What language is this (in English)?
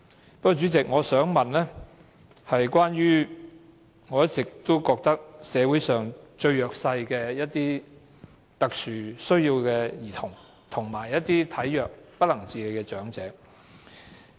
Cantonese